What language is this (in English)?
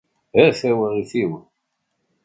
Kabyle